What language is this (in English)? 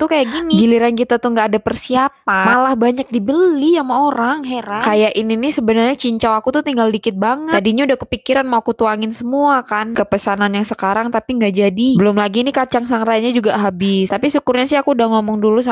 Indonesian